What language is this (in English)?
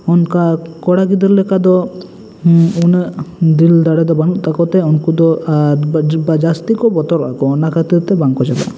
Santali